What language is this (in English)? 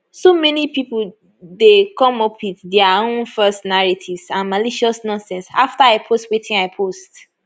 Nigerian Pidgin